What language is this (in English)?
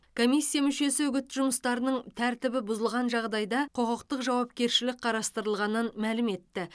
Kazakh